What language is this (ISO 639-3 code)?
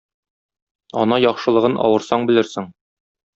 tat